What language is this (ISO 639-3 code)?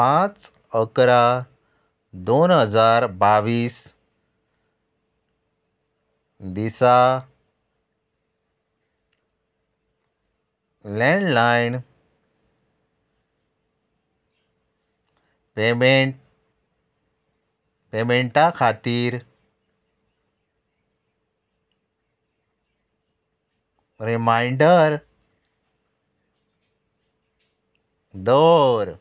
kok